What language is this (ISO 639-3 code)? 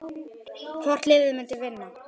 isl